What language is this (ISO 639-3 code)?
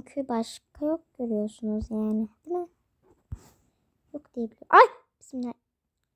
tur